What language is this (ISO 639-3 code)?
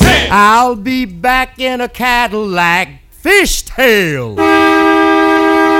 ell